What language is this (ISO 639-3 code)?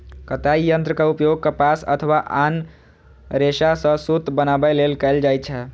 mai